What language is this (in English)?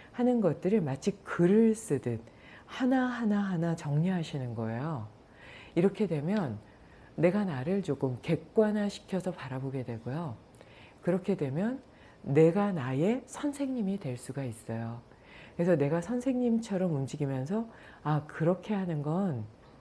Korean